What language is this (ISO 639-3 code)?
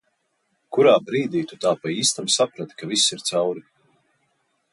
lav